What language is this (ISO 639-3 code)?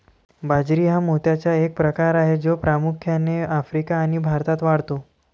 mar